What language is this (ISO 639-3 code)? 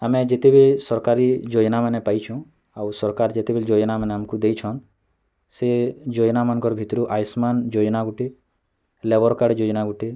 ori